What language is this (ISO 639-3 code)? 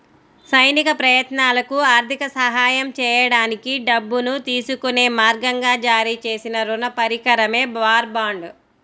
tel